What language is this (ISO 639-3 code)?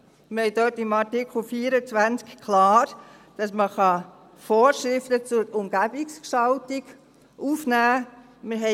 gsw